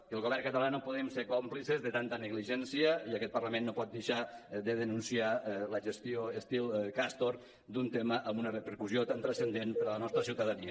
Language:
Catalan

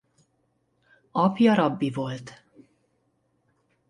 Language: Hungarian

